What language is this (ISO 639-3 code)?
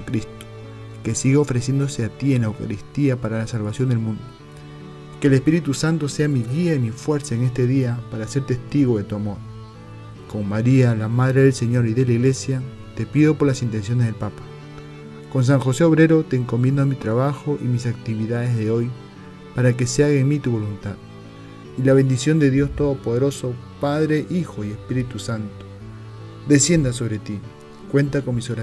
spa